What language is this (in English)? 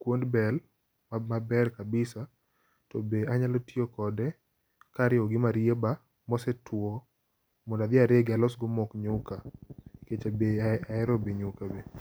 Luo (Kenya and Tanzania)